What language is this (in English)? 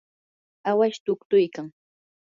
Yanahuanca Pasco Quechua